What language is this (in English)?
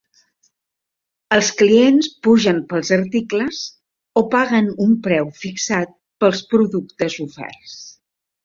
Catalan